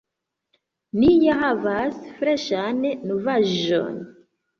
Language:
Esperanto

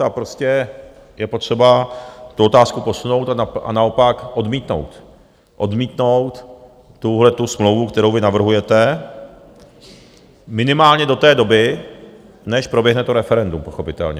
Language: Czech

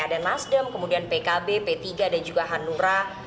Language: Indonesian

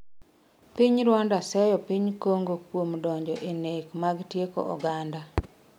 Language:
Luo (Kenya and Tanzania)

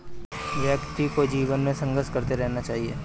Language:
Hindi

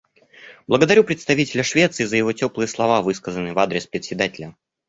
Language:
Russian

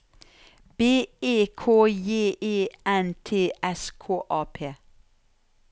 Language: Norwegian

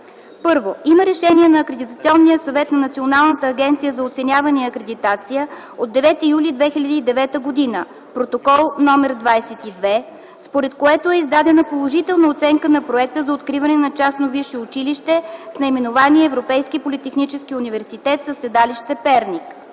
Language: Bulgarian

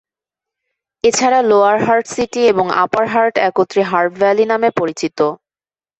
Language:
Bangla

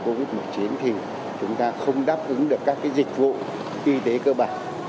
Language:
Vietnamese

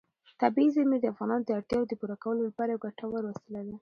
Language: Pashto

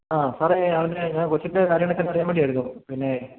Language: Malayalam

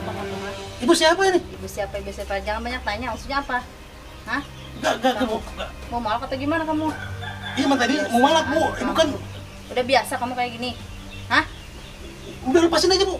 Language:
Indonesian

